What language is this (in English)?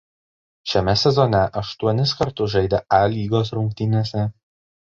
Lithuanian